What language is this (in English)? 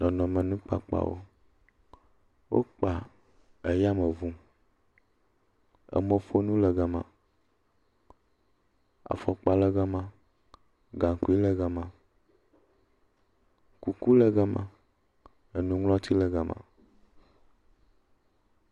Ewe